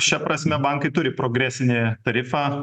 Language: Lithuanian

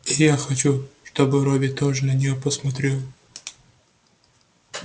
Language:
Russian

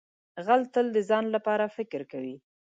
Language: Pashto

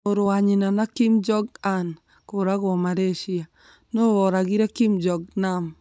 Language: Kikuyu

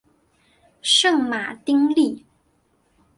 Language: Chinese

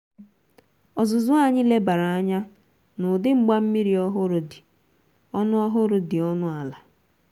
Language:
Igbo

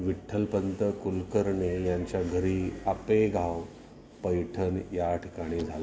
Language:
Marathi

